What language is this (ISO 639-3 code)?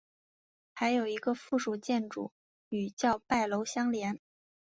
zho